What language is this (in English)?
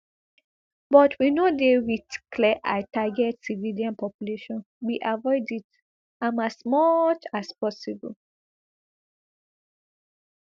Nigerian Pidgin